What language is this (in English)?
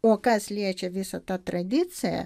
Lithuanian